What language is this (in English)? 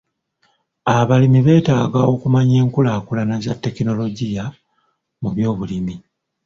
Ganda